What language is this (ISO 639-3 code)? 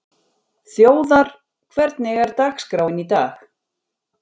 isl